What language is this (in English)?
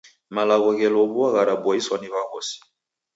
Taita